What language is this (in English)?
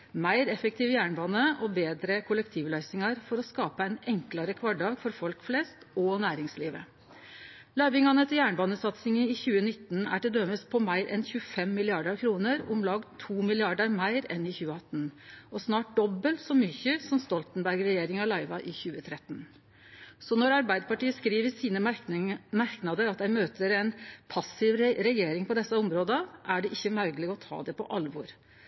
Norwegian